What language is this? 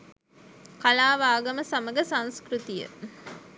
Sinhala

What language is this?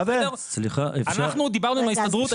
Hebrew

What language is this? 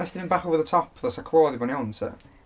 Welsh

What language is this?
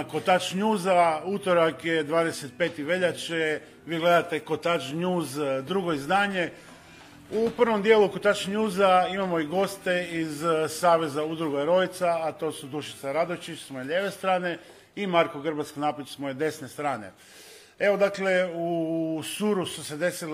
Croatian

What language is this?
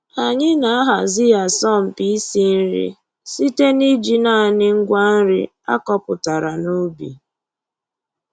Igbo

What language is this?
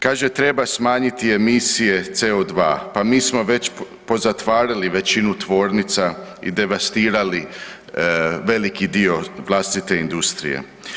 Croatian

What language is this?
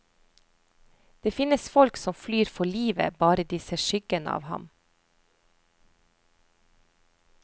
Norwegian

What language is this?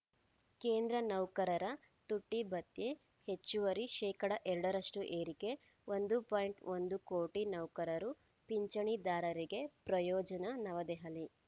Kannada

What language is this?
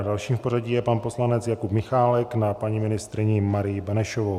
Czech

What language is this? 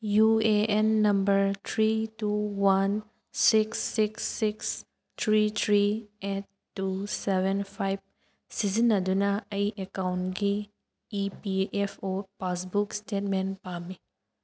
Manipuri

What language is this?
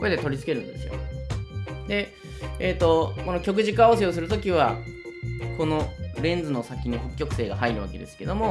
Japanese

